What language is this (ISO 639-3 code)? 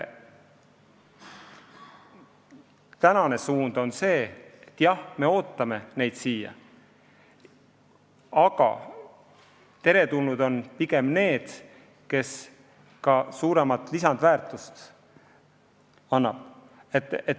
est